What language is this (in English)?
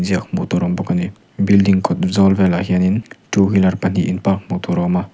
Mizo